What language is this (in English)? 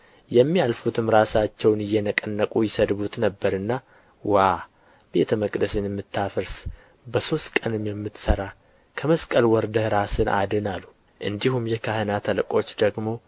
Amharic